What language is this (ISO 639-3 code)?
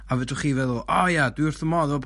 cym